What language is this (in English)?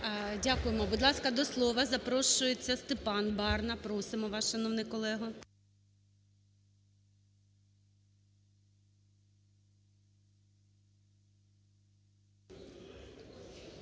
Ukrainian